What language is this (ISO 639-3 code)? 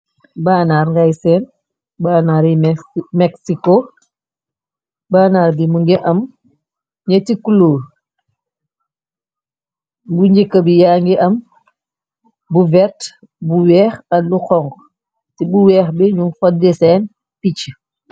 wol